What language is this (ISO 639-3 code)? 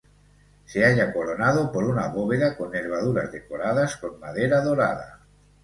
spa